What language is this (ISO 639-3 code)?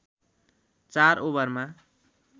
nep